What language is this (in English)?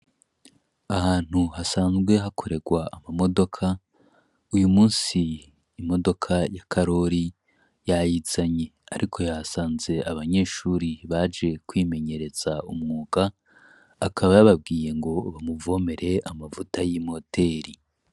Rundi